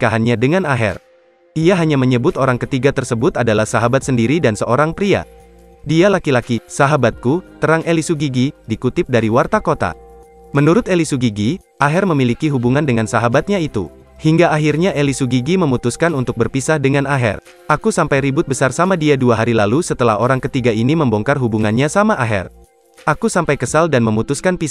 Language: Indonesian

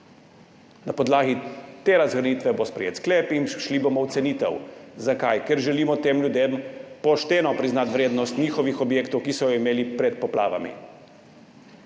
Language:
Slovenian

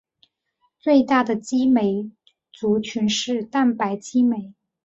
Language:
Chinese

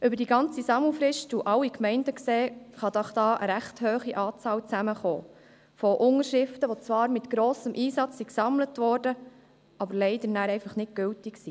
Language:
Swiss German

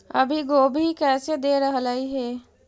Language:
Magahi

